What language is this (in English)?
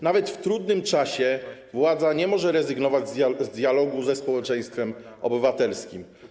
Polish